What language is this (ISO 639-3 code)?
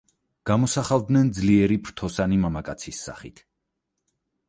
kat